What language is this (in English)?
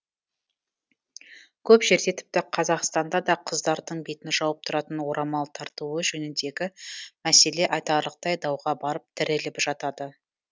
Kazakh